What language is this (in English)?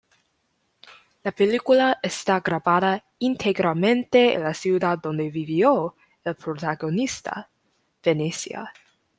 Spanish